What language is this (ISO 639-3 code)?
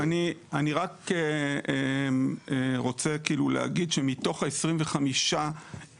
heb